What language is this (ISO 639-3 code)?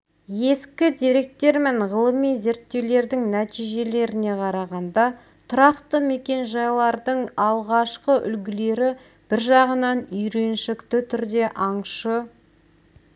kaz